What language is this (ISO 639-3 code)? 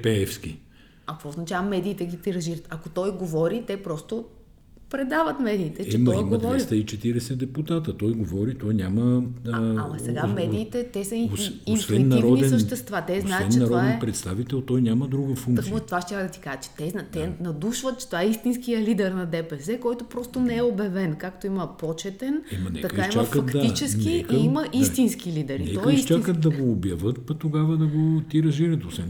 bul